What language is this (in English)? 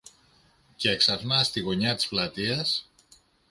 Greek